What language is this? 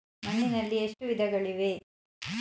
Kannada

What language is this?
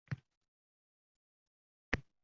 Uzbek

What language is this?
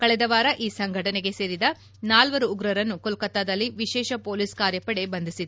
Kannada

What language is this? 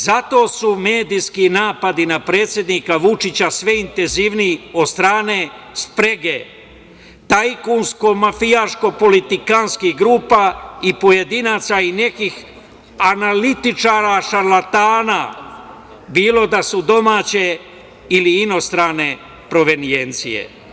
Serbian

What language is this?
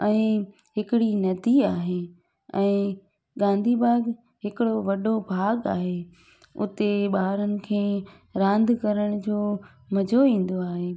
Sindhi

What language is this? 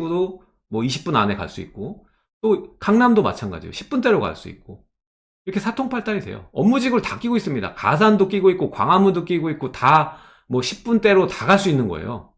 Korean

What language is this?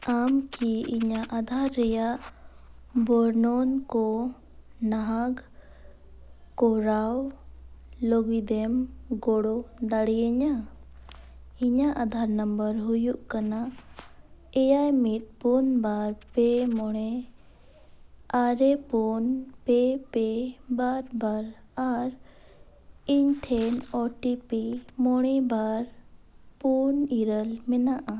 Santali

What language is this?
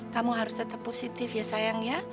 Indonesian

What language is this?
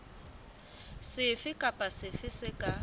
Southern Sotho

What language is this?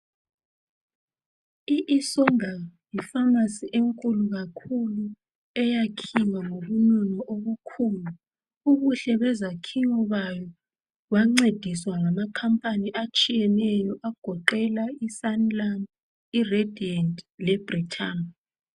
North Ndebele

